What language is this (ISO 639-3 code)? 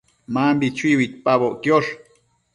mcf